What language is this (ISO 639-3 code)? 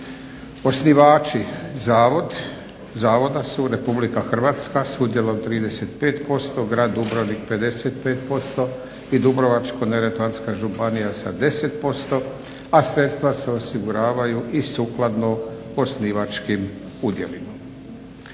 hrv